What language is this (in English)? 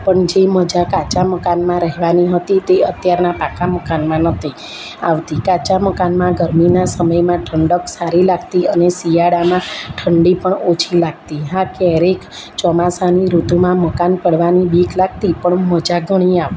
Gujarati